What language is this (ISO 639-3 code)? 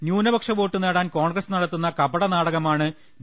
mal